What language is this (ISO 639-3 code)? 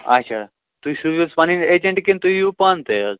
kas